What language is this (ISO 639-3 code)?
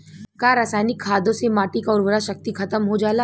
bho